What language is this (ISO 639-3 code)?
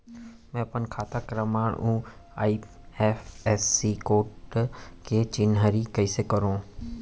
hne